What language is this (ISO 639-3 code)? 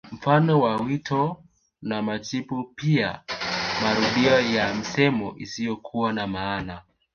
swa